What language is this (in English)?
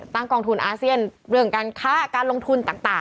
Thai